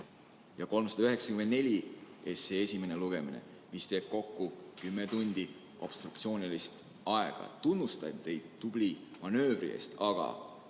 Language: Estonian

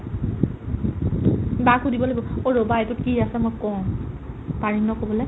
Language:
Assamese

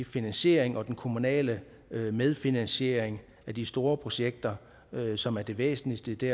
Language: Danish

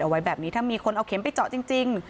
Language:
Thai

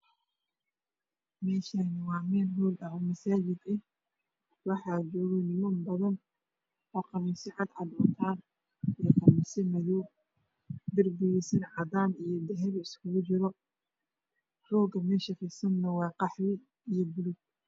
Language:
Somali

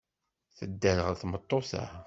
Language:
Kabyle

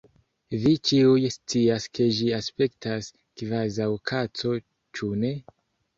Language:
Esperanto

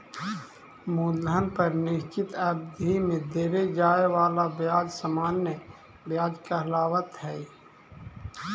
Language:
Magahi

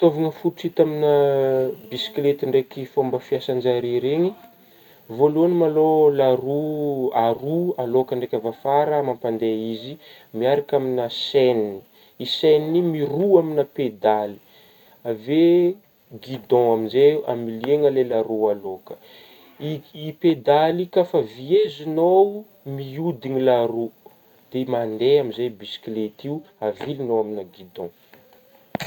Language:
Northern Betsimisaraka Malagasy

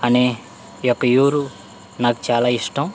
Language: Telugu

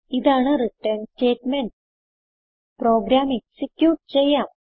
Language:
Malayalam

